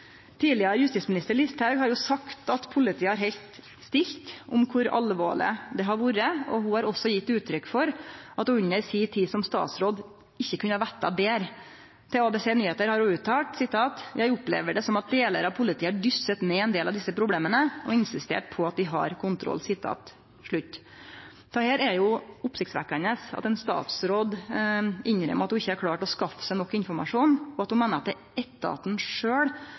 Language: Norwegian Nynorsk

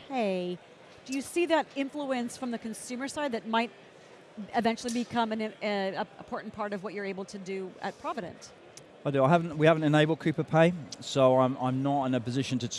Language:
English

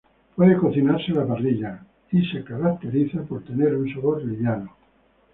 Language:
Spanish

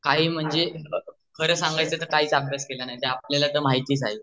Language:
Marathi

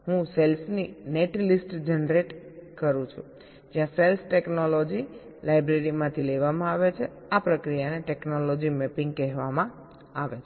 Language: Gujarati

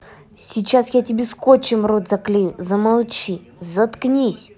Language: Russian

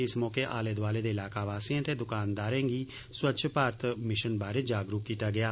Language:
Dogri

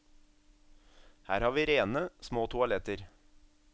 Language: Norwegian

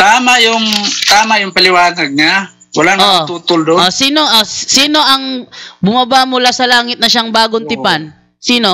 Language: Filipino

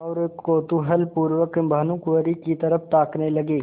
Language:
Hindi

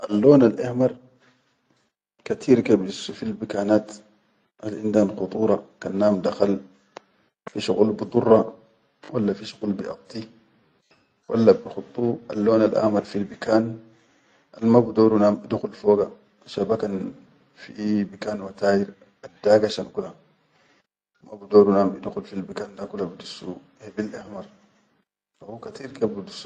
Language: Chadian Arabic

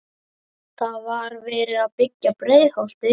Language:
Icelandic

